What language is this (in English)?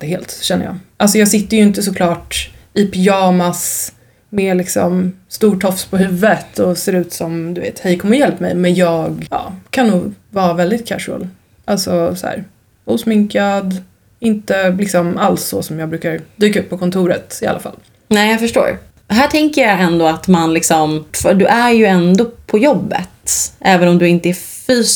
Swedish